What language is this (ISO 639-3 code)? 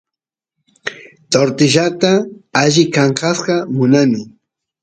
qus